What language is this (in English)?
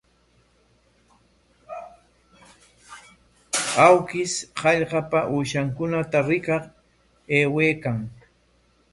Corongo Ancash Quechua